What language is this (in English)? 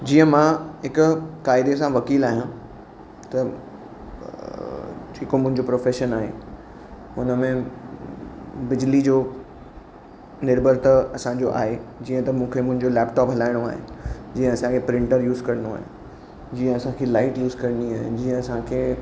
Sindhi